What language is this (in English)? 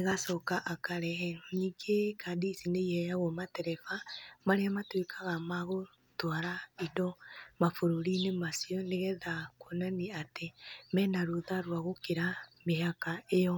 Kikuyu